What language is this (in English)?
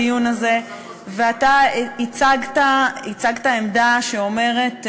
Hebrew